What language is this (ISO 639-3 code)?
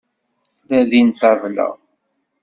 kab